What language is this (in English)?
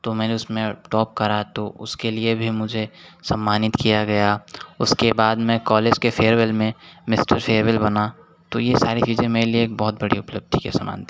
Hindi